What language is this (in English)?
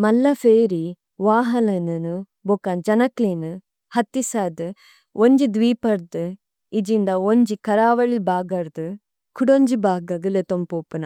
Tulu